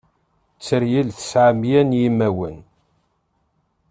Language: Kabyle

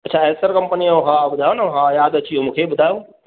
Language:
Sindhi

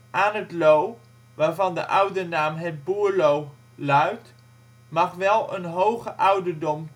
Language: Dutch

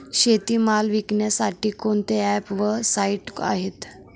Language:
Marathi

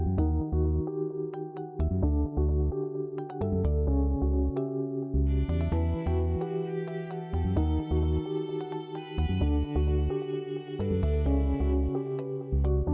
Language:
Indonesian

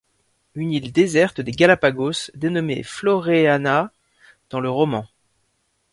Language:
French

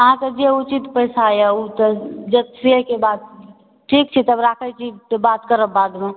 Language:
Maithili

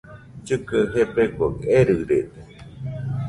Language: Nüpode Huitoto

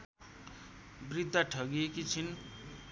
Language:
Nepali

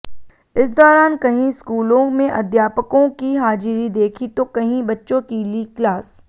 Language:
Hindi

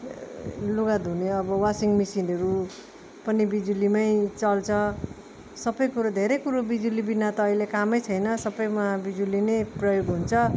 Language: Nepali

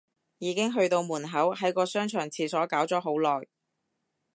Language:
Cantonese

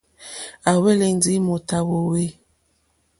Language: Mokpwe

